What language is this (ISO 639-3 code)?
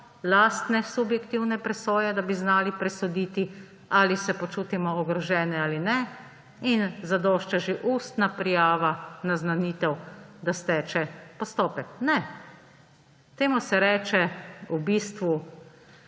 slv